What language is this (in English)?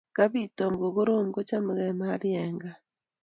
Kalenjin